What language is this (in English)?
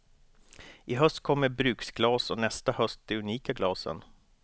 Swedish